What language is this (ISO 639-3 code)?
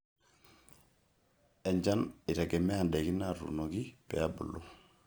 mas